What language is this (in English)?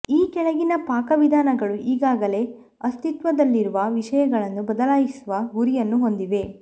Kannada